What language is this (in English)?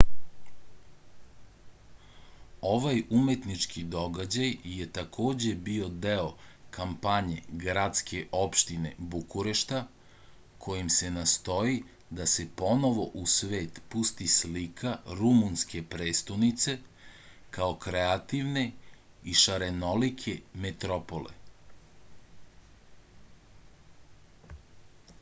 Serbian